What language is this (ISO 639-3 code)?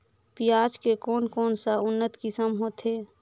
hne